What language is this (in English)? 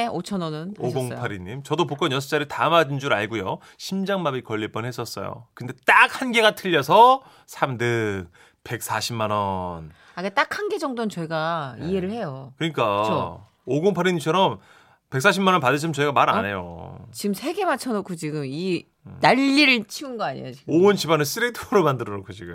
Korean